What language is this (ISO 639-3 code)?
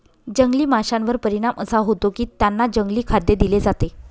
mar